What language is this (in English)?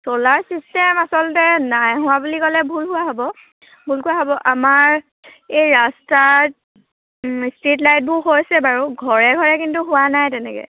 Assamese